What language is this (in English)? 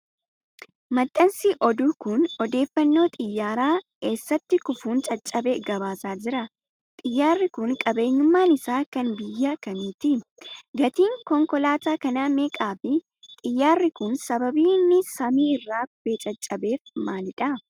Oromo